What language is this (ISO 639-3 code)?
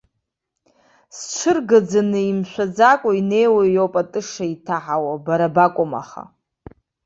abk